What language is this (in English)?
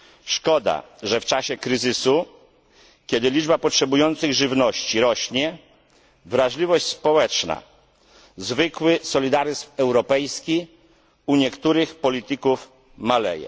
Polish